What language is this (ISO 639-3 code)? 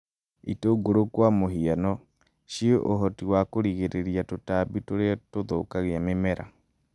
kik